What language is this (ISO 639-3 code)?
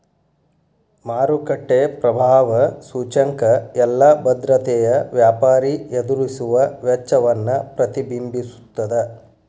kan